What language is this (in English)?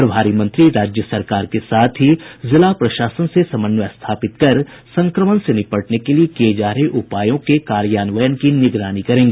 Hindi